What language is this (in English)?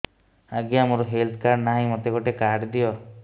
Odia